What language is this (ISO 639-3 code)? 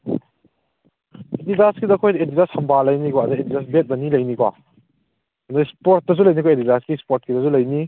mni